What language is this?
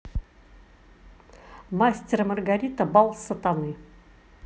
Russian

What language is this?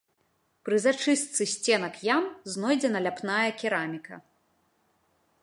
Belarusian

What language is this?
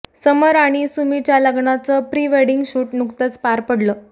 Marathi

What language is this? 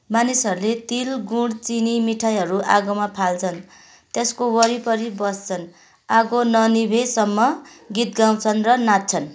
Nepali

